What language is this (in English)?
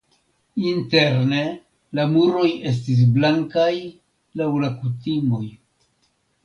Esperanto